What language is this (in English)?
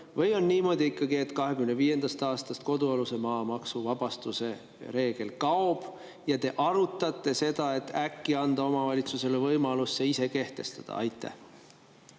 Estonian